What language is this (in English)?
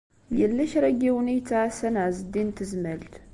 Kabyle